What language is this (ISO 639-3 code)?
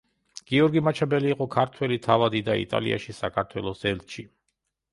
kat